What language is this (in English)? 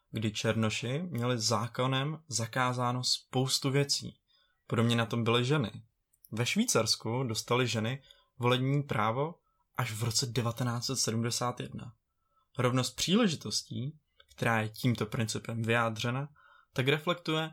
Czech